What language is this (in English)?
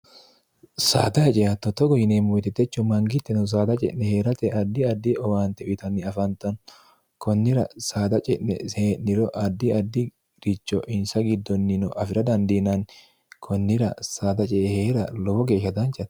Sidamo